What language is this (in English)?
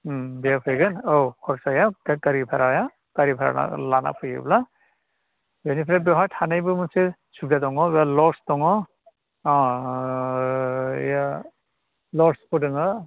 Bodo